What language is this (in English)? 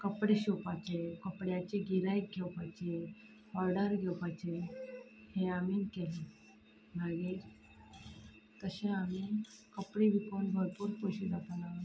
Konkani